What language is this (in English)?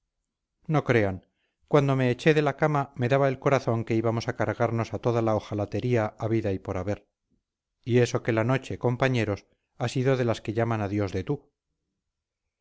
Spanish